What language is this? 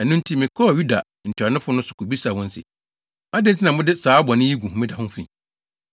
Akan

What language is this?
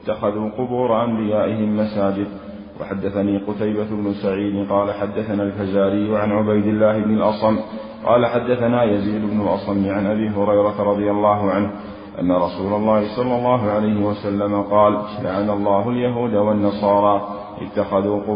Arabic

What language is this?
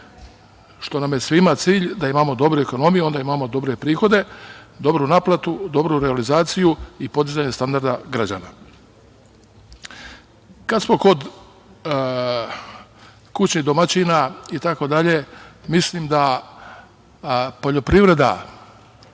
Serbian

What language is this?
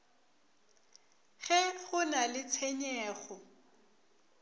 Northern Sotho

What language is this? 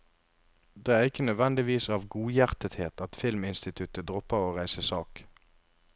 Norwegian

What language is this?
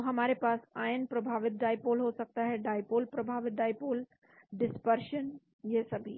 Hindi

